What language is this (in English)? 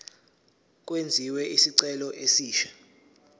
Zulu